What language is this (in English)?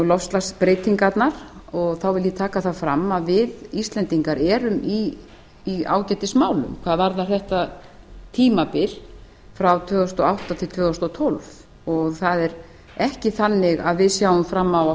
Icelandic